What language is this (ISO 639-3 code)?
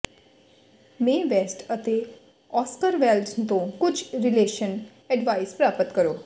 pan